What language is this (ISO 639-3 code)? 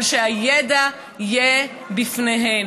heb